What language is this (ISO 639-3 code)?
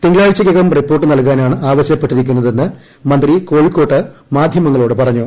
mal